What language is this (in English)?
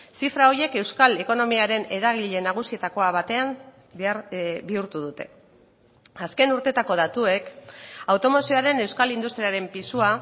Basque